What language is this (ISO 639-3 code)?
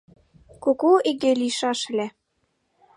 chm